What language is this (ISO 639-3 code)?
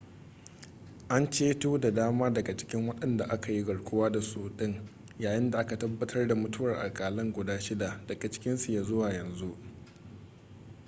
hau